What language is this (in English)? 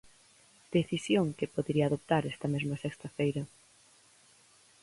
Galician